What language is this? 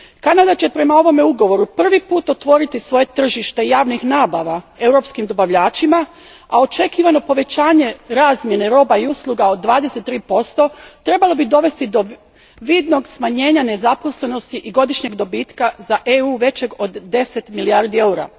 Croatian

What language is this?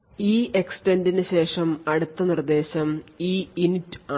Malayalam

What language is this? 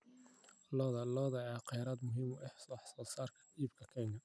Somali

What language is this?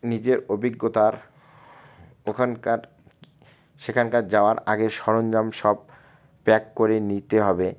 Bangla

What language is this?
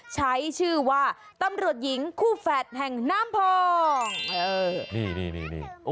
Thai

